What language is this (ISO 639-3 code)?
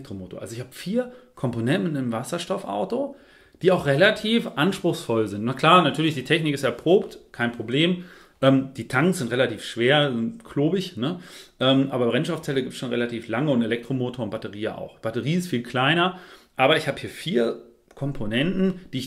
deu